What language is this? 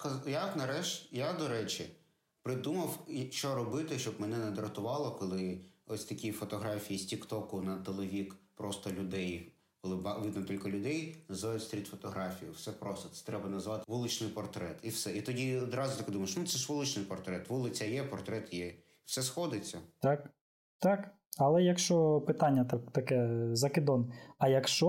Ukrainian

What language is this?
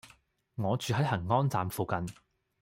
Cantonese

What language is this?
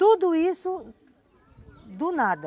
Portuguese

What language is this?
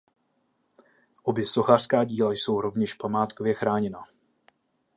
Czech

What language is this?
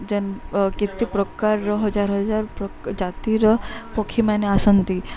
Odia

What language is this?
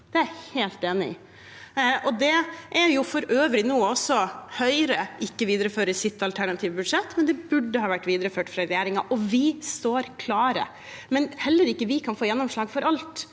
Norwegian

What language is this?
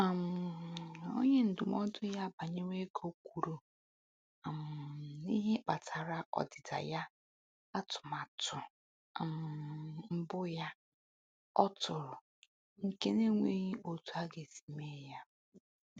Igbo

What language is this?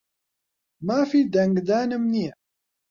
Central Kurdish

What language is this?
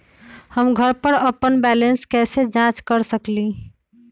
Magahi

